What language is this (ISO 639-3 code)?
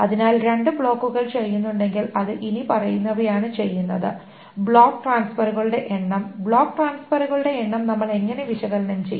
mal